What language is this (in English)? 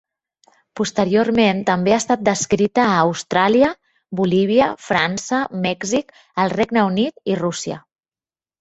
Catalan